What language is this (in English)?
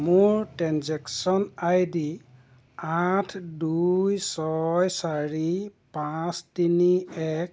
Assamese